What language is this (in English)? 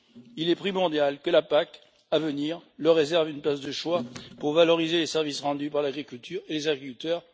French